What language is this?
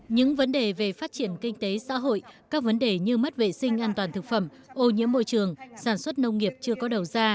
Vietnamese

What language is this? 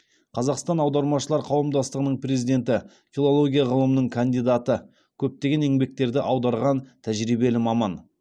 Kazakh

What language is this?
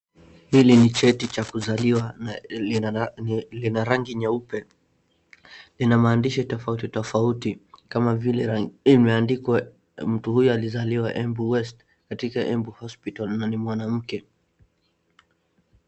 Swahili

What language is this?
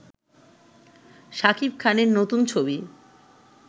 Bangla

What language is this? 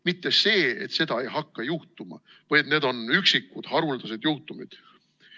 Estonian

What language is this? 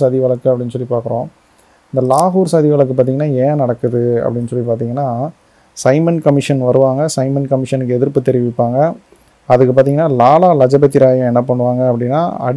Tamil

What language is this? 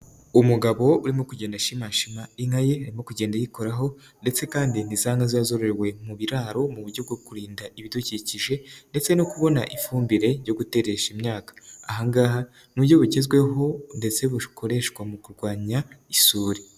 Kinyarwanda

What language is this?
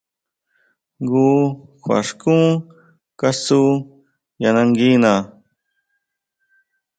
Huautla Mazatec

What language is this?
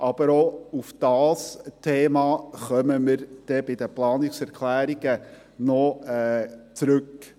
Swiss German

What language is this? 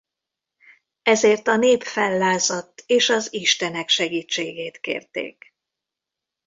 Hungarian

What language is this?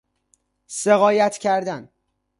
Persian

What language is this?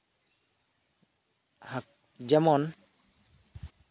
Santali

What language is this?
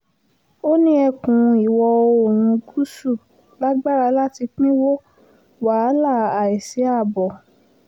Yoruba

